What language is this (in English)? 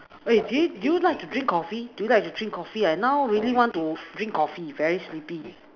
English